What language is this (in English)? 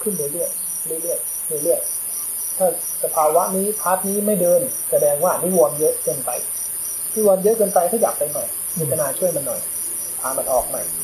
Thai